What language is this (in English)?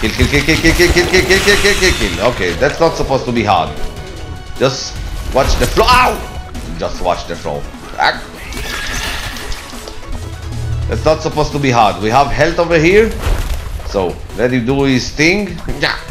English